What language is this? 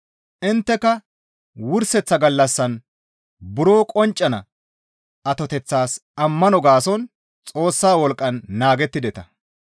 Gamo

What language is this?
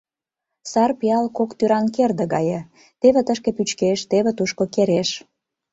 Mari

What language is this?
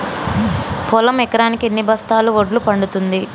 Telugu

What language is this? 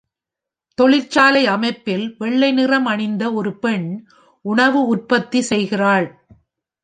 Tamil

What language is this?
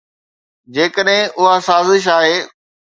Sindhi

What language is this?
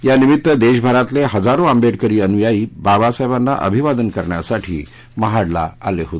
Marathi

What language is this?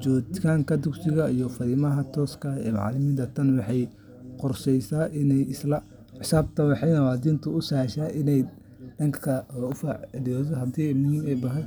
Somali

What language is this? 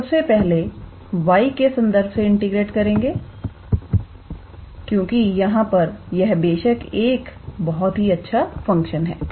Hindi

